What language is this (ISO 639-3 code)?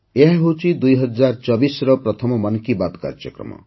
ori